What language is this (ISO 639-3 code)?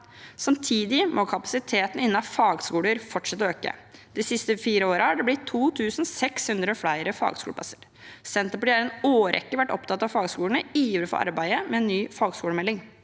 nor